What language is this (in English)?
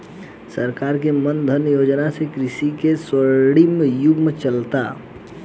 Bhojpuri